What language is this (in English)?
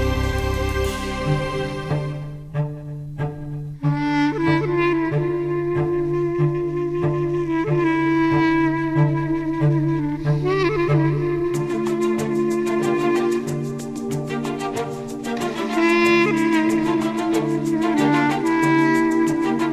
Persian